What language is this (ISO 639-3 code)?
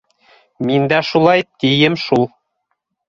bak